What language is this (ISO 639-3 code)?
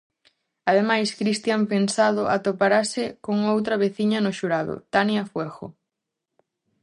glg